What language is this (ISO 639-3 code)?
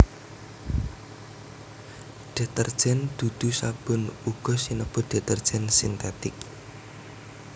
jav